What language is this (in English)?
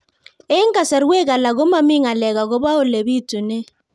Kalenjin